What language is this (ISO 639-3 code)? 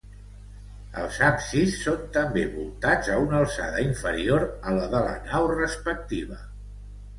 cat